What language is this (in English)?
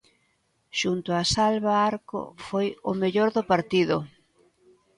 Galician